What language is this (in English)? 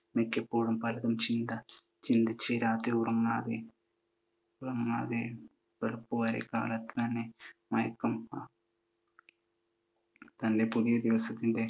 Malayalam